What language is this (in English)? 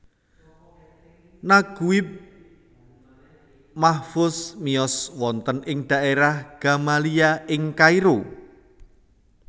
Javanese